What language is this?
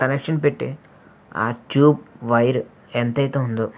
Telugu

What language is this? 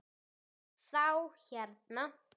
Icelandic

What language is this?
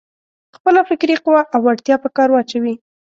Pashto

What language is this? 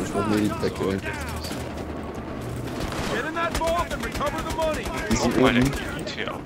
German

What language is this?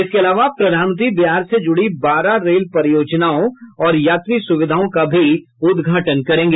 Hindi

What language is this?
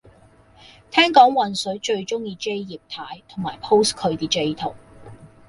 Cantonese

